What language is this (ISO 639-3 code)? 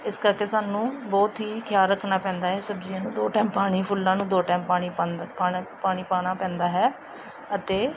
pan